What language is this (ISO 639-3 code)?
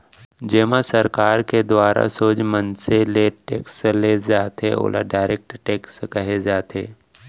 hne